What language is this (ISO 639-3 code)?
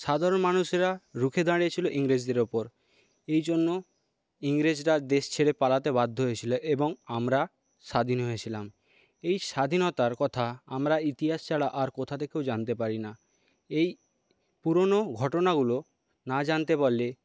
ben